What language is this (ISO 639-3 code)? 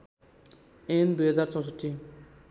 nep